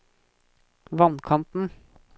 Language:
Norwegian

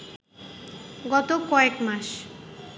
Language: Bangla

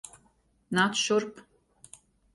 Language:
Latvian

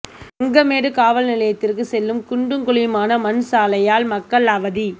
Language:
Tamil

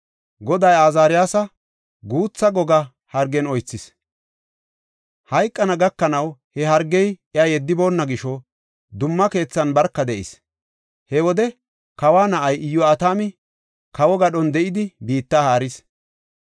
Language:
Gofa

